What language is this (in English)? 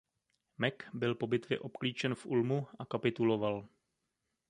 Czech